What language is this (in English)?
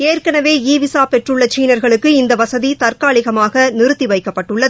Tamil